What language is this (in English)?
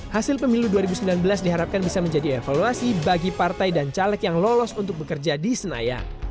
Indonesian